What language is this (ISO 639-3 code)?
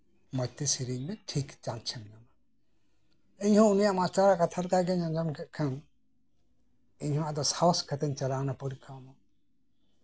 sat